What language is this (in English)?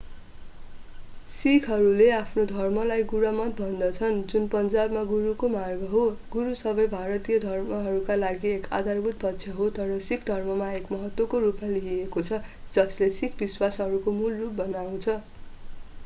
Nepali